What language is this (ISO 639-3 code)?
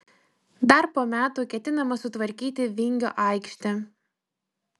lit